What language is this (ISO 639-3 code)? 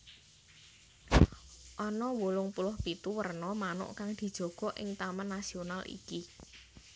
jav